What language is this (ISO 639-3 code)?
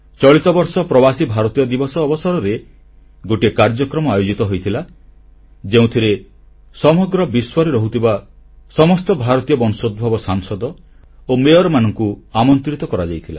ori